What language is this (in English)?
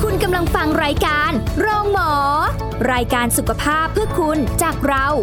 Thai